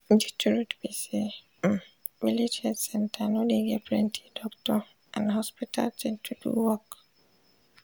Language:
Nigerian Pidgin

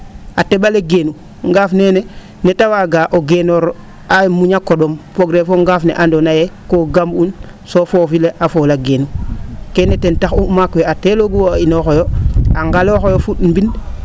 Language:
Serer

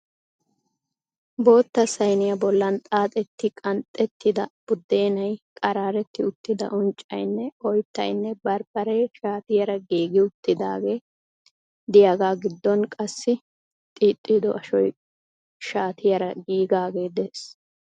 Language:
Wolaytta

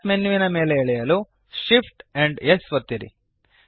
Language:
Kannada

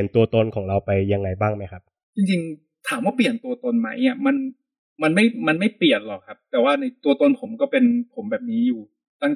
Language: Thai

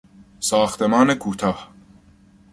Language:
Persian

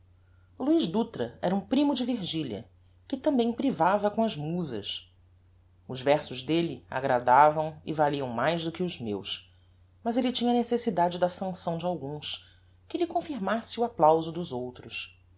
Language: Portuguese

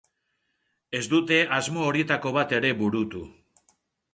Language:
Basque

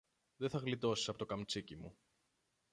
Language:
Greek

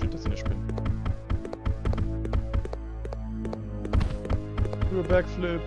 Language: German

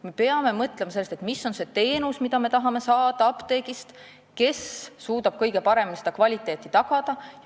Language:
Estonian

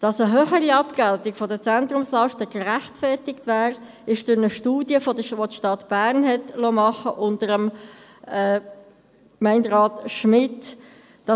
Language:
Swiss German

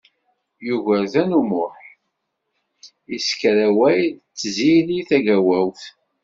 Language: Kabyle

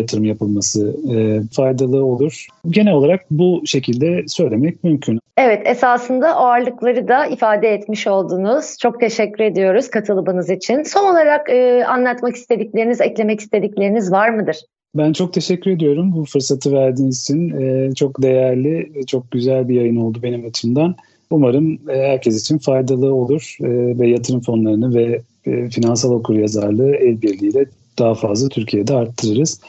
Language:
Turkish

